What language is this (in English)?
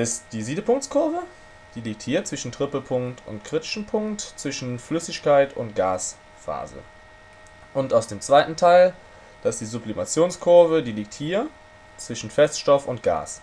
German